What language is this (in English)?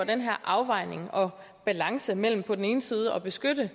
Danish